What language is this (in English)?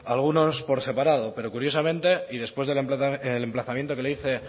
Spanish